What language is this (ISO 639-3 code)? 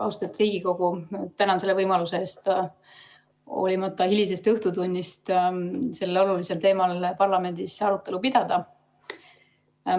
est